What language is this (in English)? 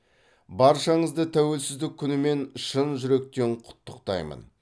Kazakh